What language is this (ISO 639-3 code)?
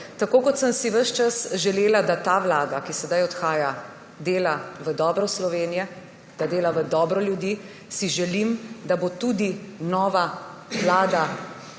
slv